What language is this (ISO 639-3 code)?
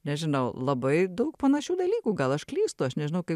lit